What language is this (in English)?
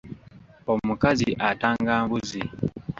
Ganda